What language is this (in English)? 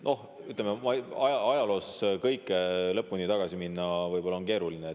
Estonian